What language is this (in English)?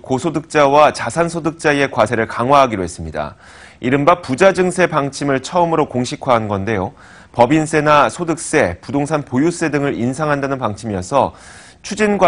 Korean